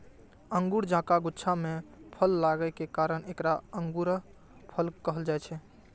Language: Maithili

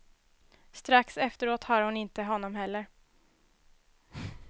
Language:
Swedish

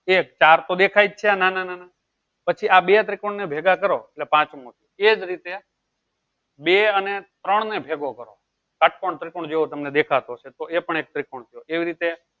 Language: Gujarati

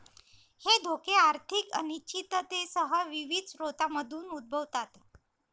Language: Marathi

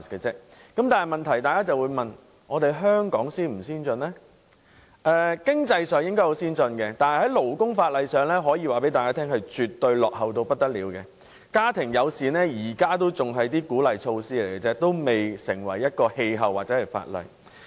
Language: Cantonese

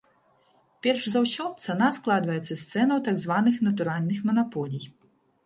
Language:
Belarusian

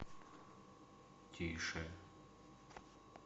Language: Russian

